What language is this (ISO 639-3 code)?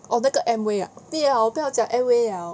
eng